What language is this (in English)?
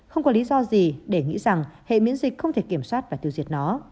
Vietnamese